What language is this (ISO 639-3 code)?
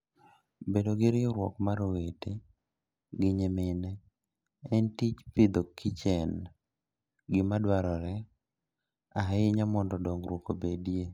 luo